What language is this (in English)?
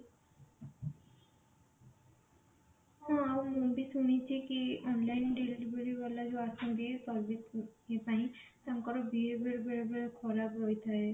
Odia